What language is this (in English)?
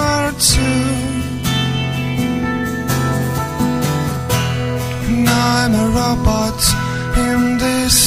Greek